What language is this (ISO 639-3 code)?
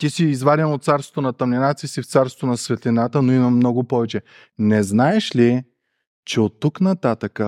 bul